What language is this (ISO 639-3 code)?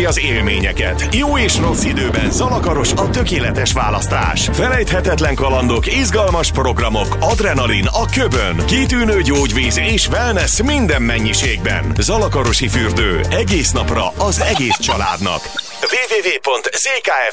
hun